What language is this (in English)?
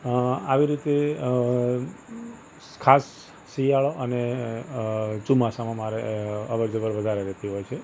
Gujarati